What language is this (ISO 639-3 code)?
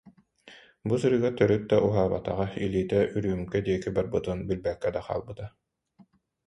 sah